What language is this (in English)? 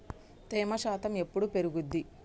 Telugu